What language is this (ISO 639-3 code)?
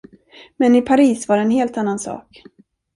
swe